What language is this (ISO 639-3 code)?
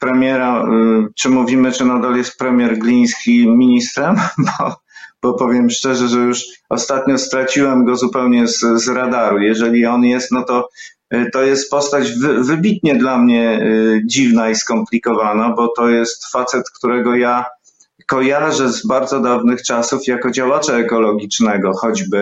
pol